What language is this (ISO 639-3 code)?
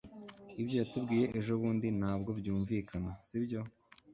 kin